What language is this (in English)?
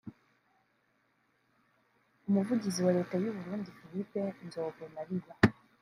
Kinyarwanda